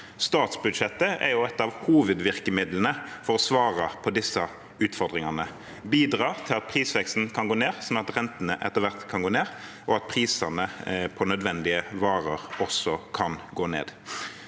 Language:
Norwegian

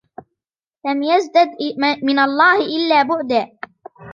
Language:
Arabic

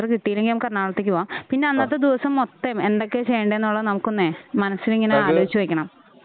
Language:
Malayalam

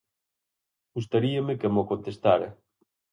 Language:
Galician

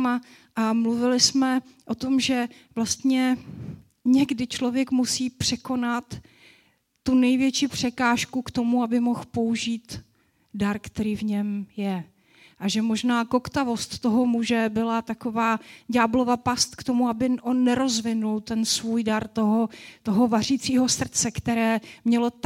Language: Czech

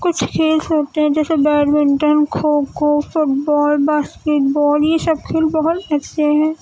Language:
Urdu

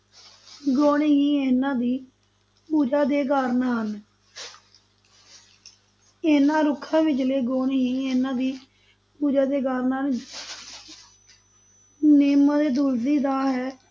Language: Punjabi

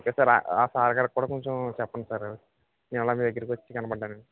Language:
Telugu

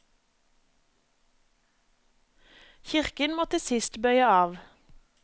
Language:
Norwegian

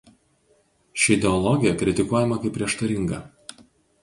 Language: Lithuanian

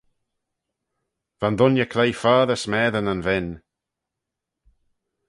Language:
Manx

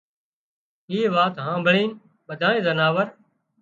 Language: Wadiyara Koli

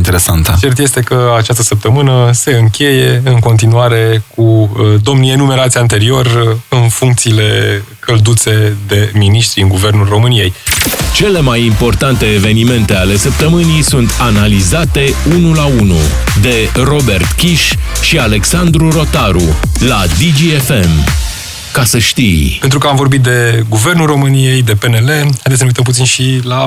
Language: Romanian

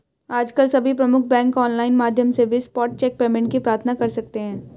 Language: Hindi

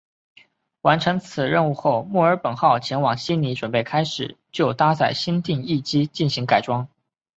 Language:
Chinese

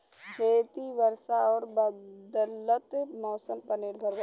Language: Bhojpuri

